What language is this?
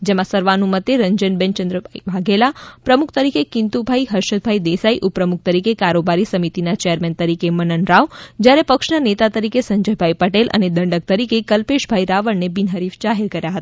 Gujarati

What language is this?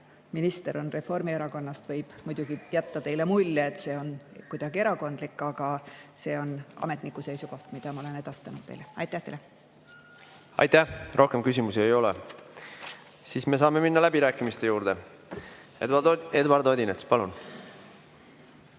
Estonian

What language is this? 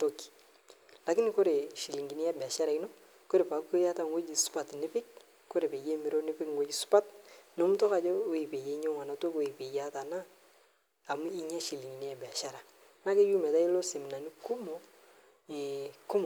Masai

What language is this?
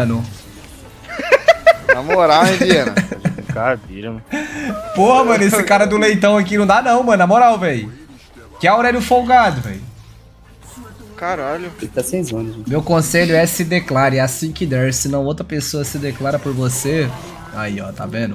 Portuguese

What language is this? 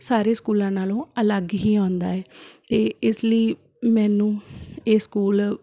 Punjabi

